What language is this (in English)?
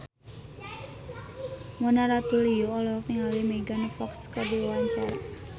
Sundanese